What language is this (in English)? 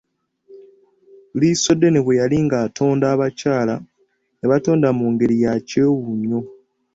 Ganda